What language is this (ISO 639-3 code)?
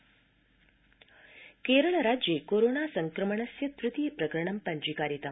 san